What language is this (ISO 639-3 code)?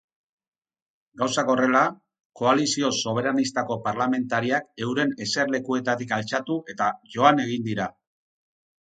eus